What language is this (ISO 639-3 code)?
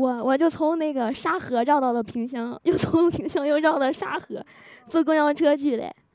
zho